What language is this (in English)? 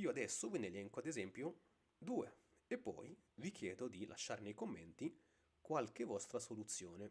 Italian